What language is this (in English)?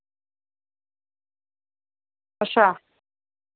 Dogri